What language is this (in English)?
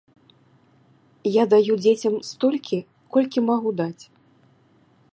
Belarusian